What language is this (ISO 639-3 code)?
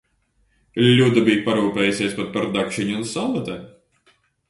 lav